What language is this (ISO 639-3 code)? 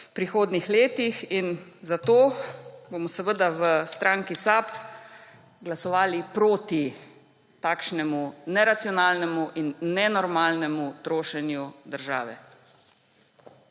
slv